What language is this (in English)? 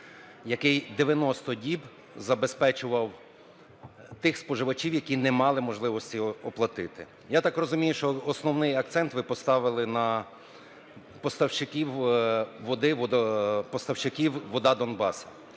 Ukrainian